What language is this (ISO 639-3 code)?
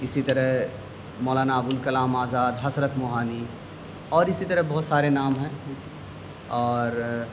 urd